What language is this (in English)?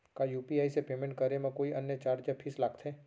Chhattisgarhi